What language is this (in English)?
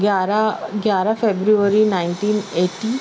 Urdu